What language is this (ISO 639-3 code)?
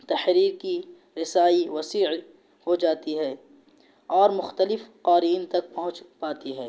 urd